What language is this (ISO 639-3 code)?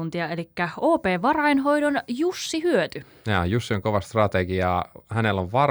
fin